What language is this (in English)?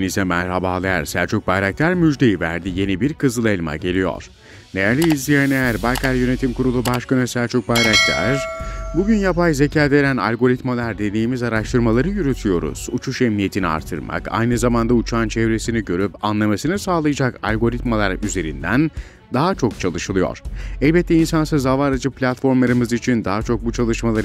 Turkish